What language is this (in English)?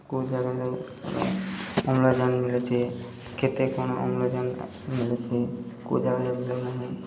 Odia